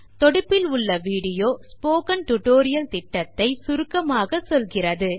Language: Tamil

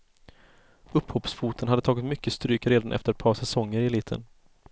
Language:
Swedish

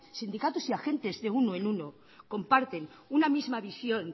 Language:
Spanish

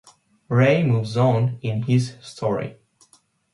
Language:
English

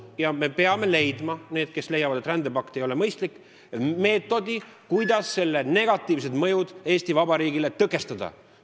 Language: Estonian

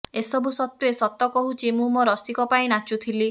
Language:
Odia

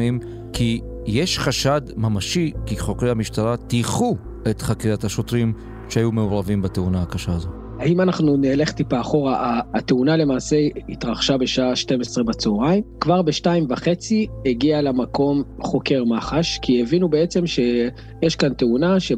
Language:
Hebrew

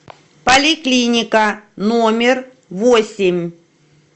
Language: Russian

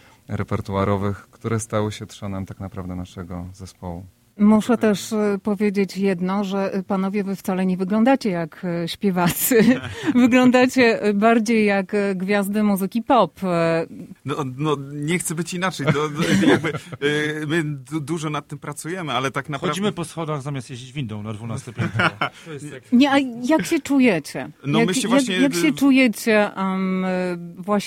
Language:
Polish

